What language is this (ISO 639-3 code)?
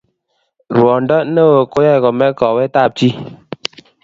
kln